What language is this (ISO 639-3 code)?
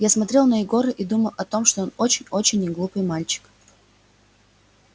rus